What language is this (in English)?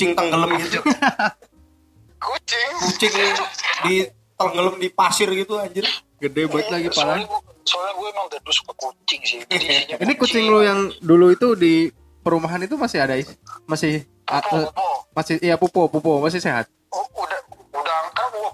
Indonesian